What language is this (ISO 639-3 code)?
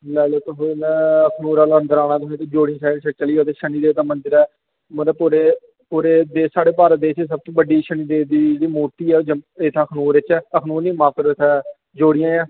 doi